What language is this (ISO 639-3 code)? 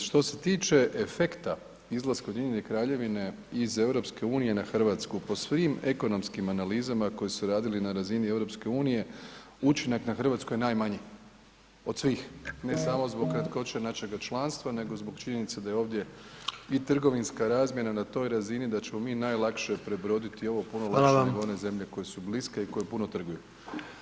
hrv